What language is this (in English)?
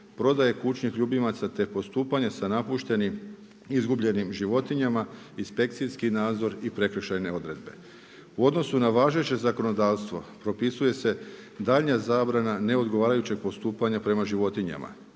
Croatian